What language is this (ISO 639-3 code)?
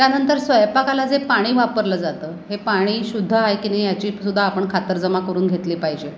mar